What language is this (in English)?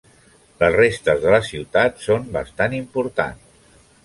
Catalan